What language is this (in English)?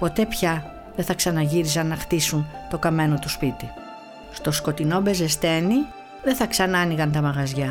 Greek